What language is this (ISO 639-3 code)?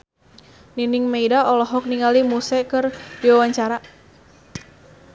sun